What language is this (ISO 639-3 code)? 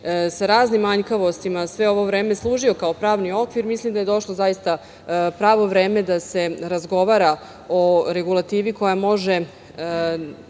srp